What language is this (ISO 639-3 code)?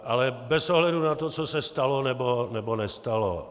ces